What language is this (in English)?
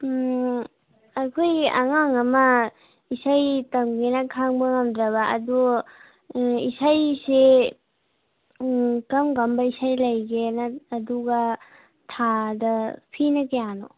Manipuri